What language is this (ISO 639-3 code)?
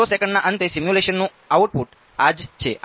guj